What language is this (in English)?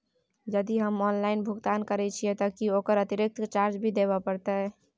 Maithili